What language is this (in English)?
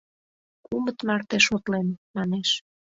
Mari